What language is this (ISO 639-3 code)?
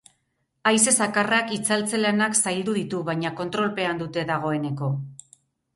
eus